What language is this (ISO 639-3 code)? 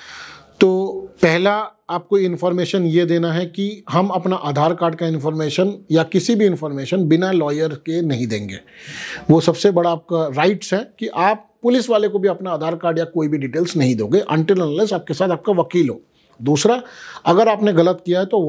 hin